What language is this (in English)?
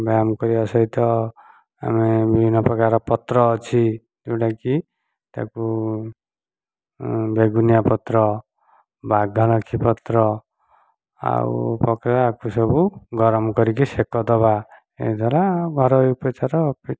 Odia